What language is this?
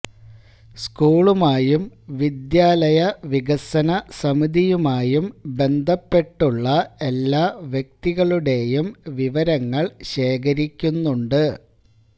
Malayalam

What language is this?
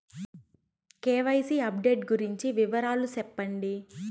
Telugu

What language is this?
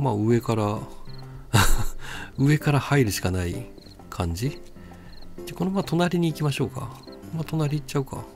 Japanese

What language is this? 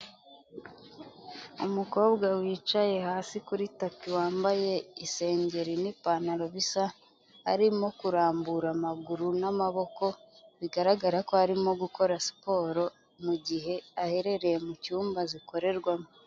Kinyarwanda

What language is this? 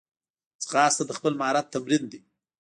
Pashto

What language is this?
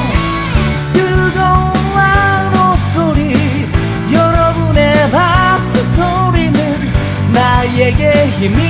Korean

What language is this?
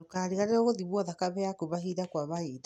Kikuyu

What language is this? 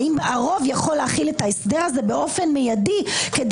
Hebrew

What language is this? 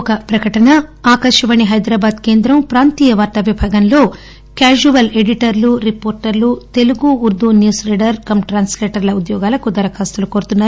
Telugu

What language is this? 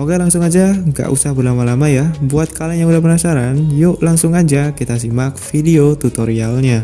Indonesian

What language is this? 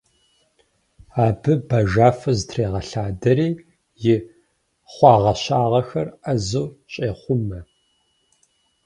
Kabardian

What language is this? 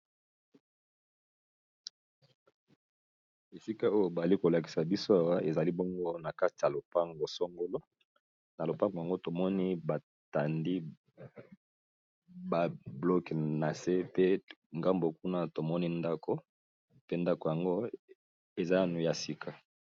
Lingala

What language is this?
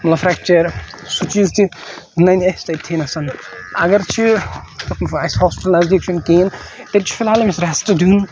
Kashmiri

